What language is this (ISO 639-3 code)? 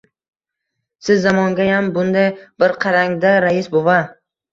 uzb